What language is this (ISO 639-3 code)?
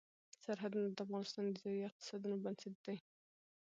pus